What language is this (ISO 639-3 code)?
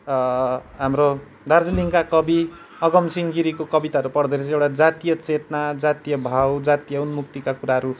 nep